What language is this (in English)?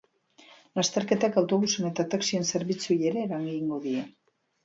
Basque